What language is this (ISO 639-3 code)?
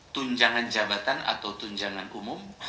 ind